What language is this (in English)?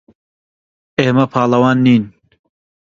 Central Kurdish